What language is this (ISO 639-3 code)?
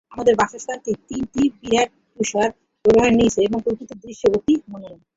ben